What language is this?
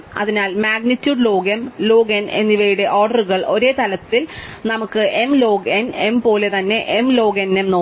Malayalam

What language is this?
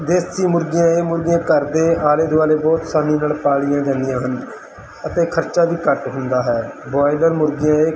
Punjabi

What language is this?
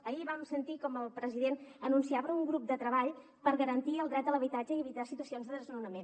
Catalan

